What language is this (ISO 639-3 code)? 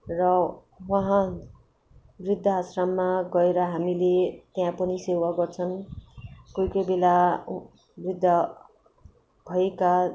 nep